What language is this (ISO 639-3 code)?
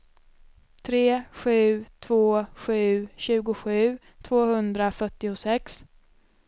swe